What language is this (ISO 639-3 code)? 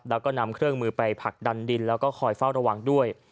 tha